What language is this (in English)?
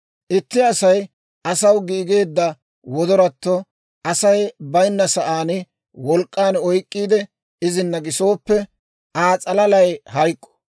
Dawro